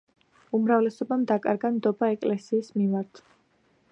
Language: Georgian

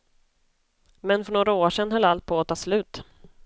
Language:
Swedish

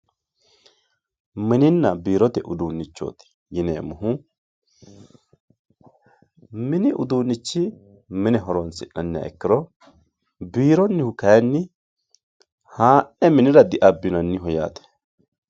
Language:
Sidamo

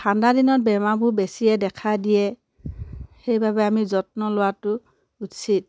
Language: Assamese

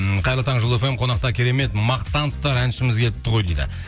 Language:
Kazakh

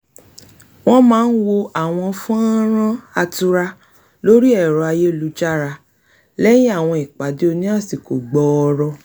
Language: Yoruba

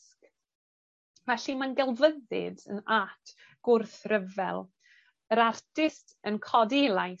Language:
Welsh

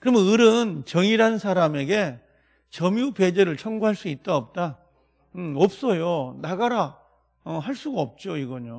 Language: Korean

